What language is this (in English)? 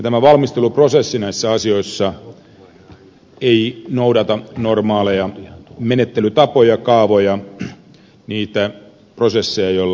Finnish